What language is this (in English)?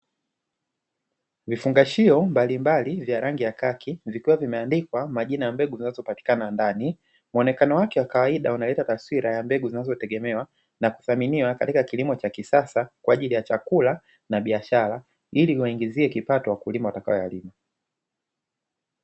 Swahili